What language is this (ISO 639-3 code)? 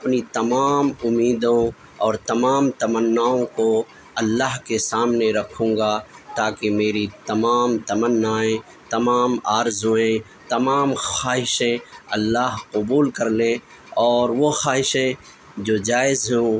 urd